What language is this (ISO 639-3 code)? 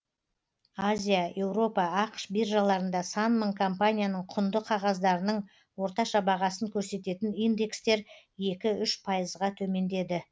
kaz